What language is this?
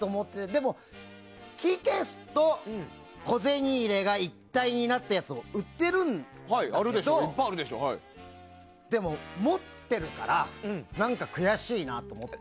Japanese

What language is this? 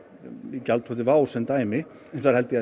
Icelandic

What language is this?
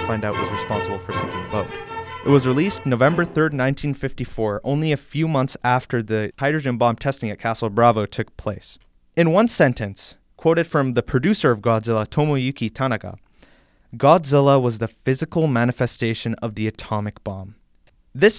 English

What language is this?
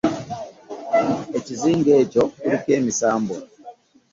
Ganda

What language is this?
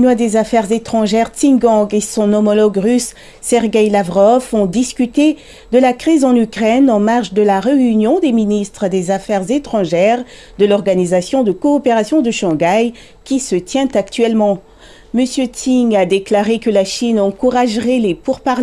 French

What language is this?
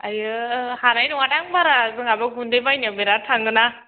Bodo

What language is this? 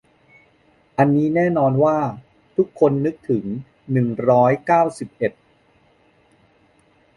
Thai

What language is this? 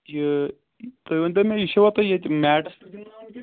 Kashmiri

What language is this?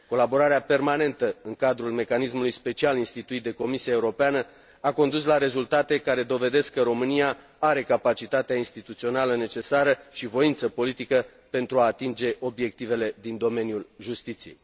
Romanian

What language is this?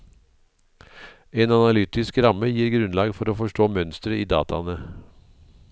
Norwegian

